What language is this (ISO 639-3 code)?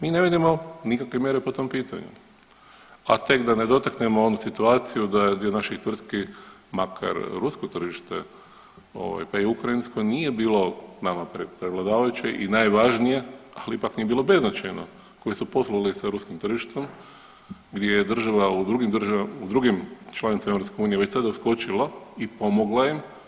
hrv